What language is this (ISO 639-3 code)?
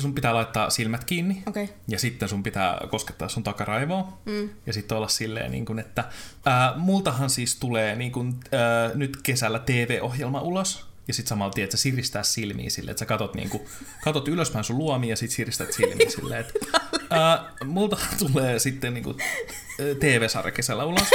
fin